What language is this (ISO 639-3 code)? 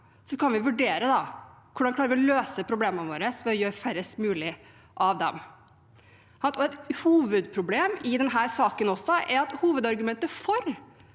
nor